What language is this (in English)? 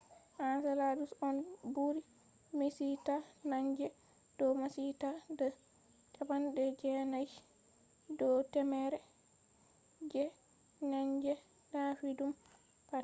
Fula